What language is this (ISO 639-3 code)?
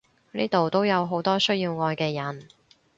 yue